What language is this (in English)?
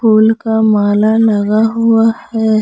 Hindi